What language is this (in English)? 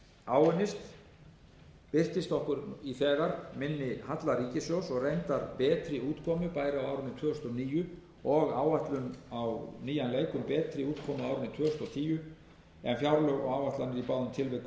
Icelandic